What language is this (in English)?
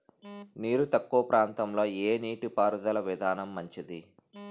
Telugu